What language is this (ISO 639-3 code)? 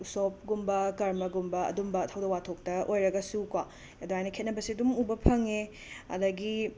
mni